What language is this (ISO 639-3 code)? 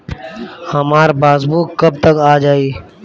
bho